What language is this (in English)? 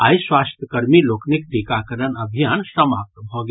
Maithili